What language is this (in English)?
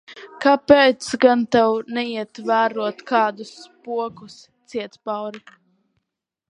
Latvian